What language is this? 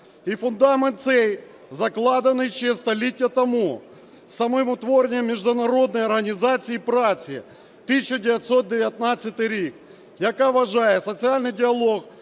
Ukrainian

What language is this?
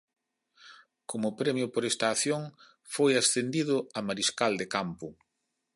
Galician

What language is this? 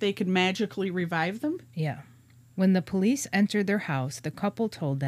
English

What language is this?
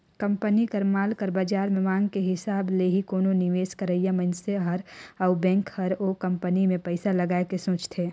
Chhattisgarhi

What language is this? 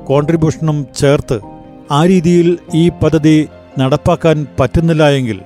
Malayalam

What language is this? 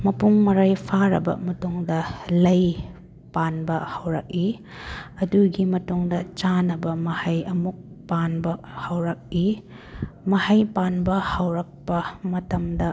Manipuri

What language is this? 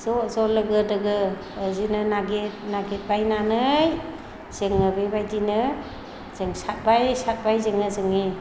Bodo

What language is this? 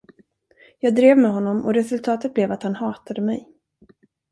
Swedish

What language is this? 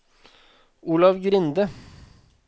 Norwegian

